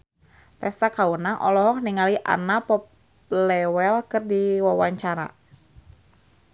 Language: Sundanese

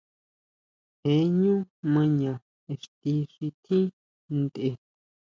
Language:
Huautla Mazatec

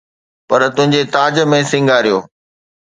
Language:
Sindhi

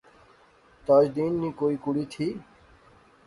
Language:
Pahari-Potwari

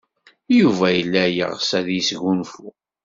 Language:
Kabyle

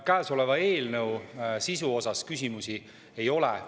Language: Estonian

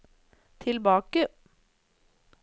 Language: Norwegian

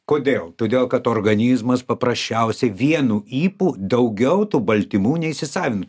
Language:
Lithuanian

